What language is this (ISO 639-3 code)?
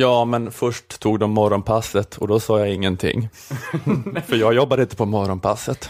swe